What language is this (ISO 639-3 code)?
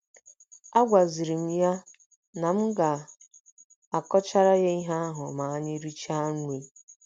ibo